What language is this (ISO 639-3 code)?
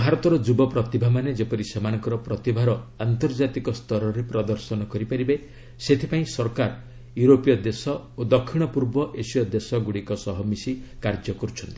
ori